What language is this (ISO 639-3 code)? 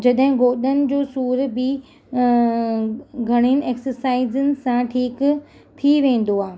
snd